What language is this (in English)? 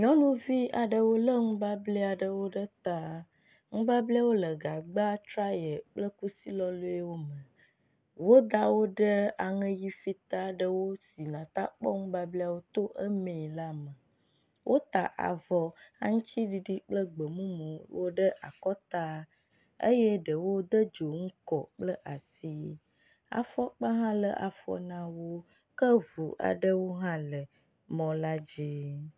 Ewe